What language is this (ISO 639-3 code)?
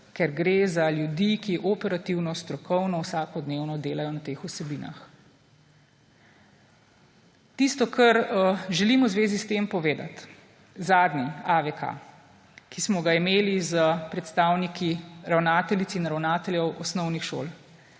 slv